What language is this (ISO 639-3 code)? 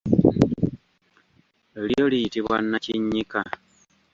lug